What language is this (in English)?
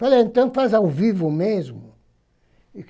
Portuguese